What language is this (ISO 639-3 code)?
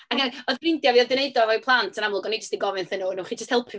cym